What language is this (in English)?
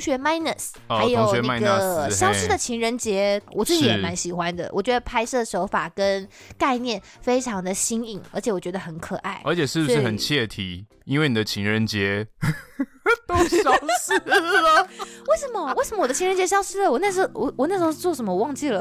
Chinese